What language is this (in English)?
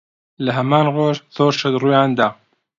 Central Kurdish